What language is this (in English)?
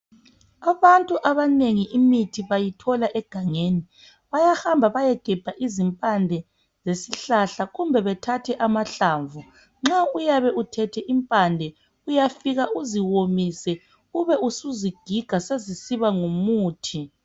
North Ndebele